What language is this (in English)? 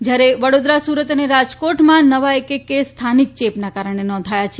Gujarati